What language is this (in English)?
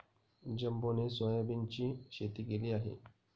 Marathi